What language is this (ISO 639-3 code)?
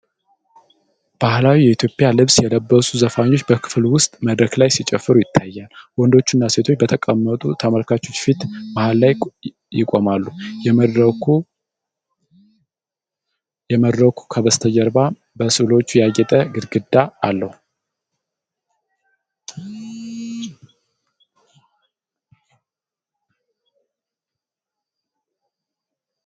amh